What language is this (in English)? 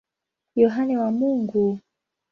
Swahili